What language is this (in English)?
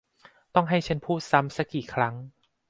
Thai